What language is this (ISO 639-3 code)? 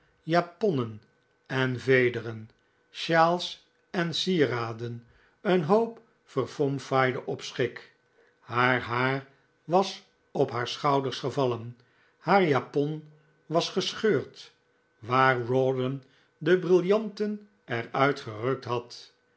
nld